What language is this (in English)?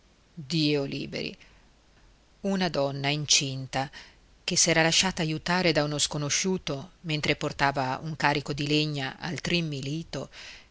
Italian